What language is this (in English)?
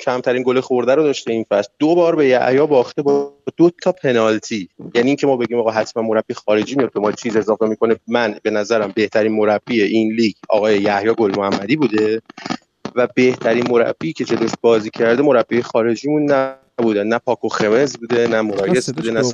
Persian